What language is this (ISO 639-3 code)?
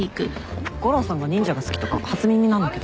jpn